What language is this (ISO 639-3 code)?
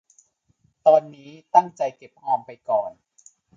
tha